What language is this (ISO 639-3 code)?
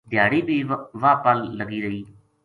gju